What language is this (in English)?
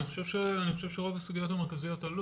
Hebrew